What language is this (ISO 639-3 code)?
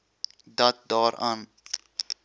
afr